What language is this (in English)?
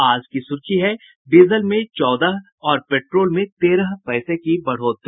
Hindi